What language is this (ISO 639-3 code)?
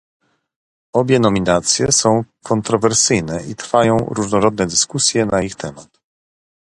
pol